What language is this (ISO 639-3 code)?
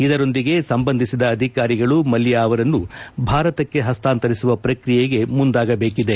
kan